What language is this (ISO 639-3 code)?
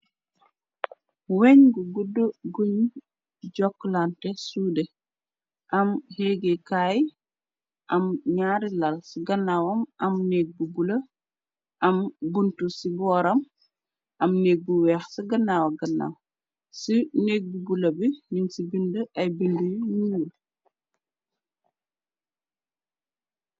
wol